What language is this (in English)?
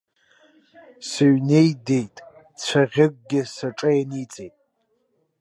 Abkhazian